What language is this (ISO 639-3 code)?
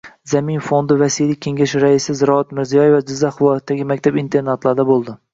uzb